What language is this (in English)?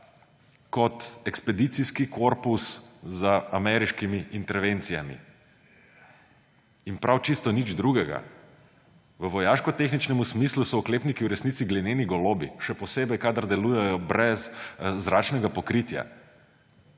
Slovenian